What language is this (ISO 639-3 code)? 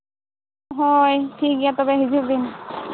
sat